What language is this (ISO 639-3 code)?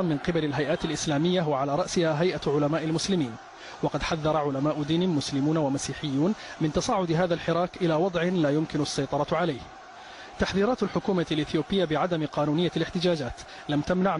ara